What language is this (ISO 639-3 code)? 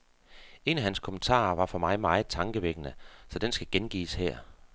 dan